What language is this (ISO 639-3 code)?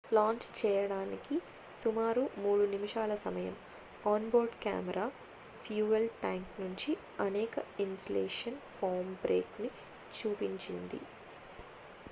tel